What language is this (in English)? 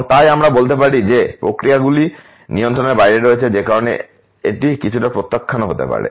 Bangla